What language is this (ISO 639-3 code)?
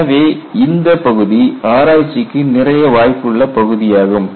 tam